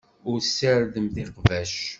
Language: Kabyle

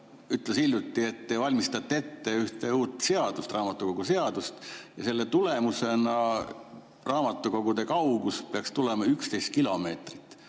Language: Estonian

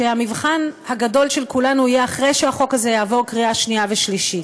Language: Hebrew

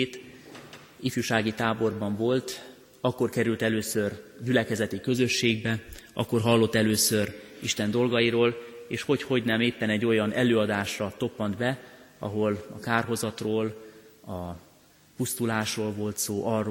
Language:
Hungarian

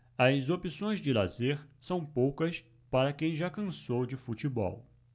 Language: Portuguese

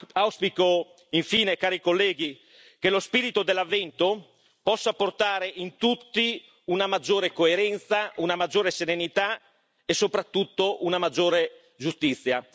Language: Italian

